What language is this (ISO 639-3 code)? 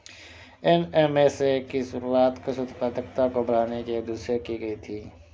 hin